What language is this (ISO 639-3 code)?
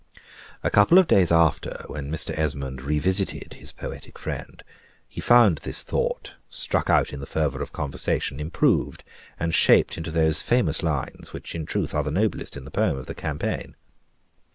eng